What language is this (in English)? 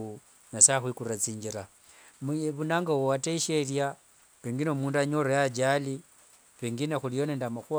Wanga